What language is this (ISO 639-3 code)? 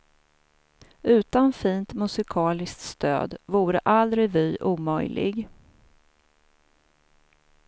swe